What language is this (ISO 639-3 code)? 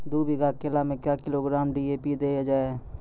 mai